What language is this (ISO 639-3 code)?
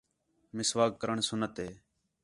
xhe